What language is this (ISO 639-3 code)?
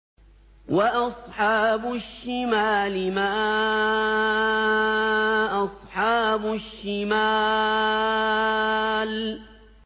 ara